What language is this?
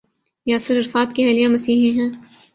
Urdu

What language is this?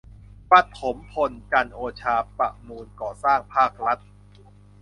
Thai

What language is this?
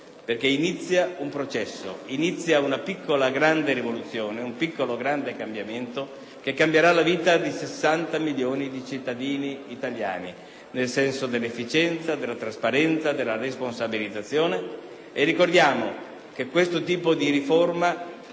Italian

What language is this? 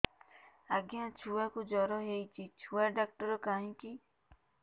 Odia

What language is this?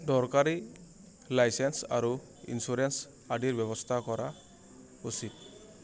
Assamese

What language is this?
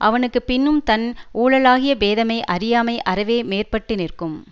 Tamil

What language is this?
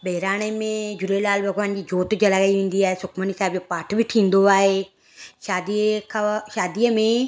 Sindhi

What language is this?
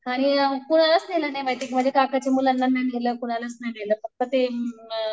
Marathi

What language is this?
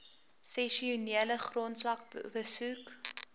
Afrikaans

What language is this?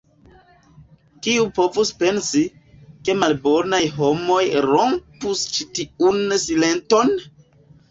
Esperanto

